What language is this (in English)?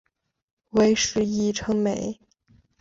Chinese